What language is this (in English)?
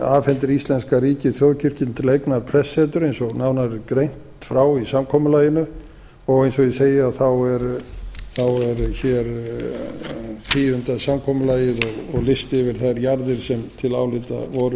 Icelandic